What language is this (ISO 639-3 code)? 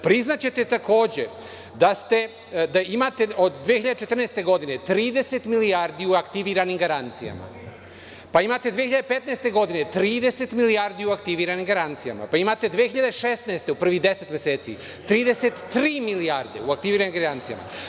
srp